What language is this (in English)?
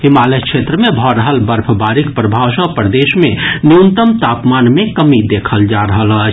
Maithili